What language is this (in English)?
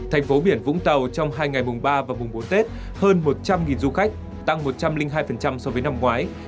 Vietnamese